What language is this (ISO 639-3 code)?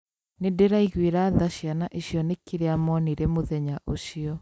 kik